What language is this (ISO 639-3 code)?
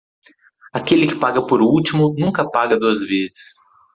por